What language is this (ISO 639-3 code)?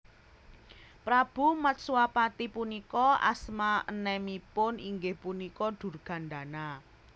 jav